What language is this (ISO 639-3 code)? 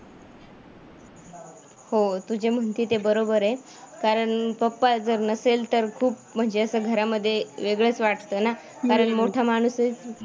mar